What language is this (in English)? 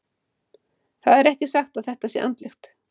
Icelandic